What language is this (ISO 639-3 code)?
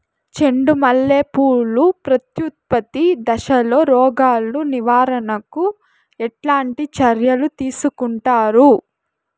tel